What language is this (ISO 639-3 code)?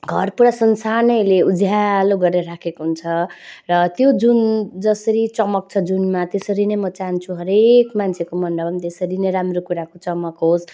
nep